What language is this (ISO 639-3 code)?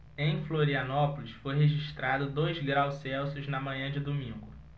por